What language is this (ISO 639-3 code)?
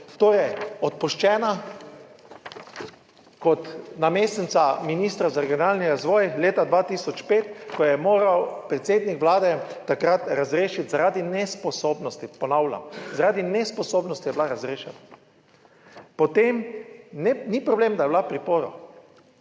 slv